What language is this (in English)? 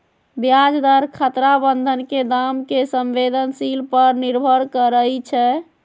Magahi